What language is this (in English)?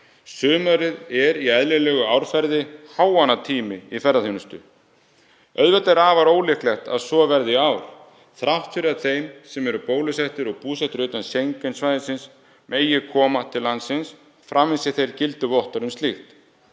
Icelandic